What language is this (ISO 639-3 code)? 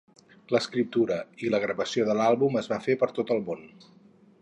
cat